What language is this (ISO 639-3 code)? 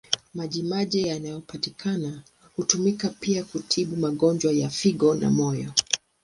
swa